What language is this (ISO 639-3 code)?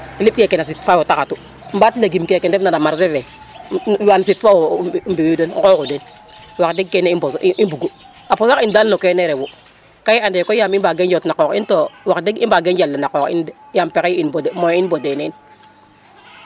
srr